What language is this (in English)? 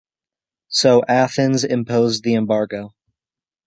English